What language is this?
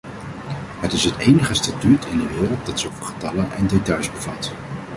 Dutch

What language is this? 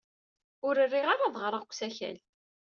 Kabyle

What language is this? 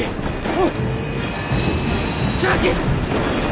Japanese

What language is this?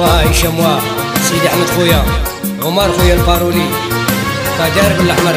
Arabic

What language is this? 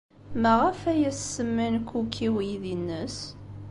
Kabyle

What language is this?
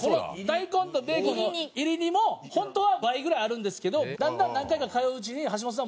Japanese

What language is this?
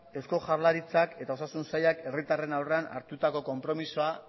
Basque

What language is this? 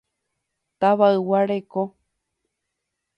Guarani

